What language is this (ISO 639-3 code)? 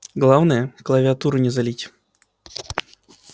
rus